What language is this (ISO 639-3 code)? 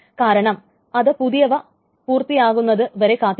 mal